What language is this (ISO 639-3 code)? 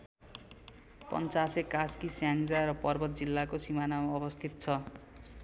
nep